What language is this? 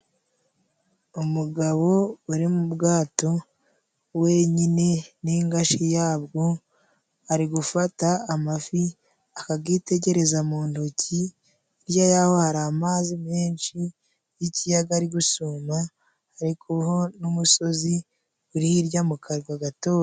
Kinyarwanda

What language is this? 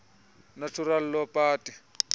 Xhosa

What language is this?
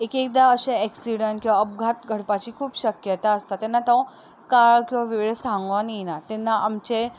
Konkani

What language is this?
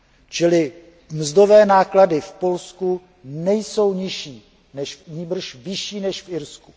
Czech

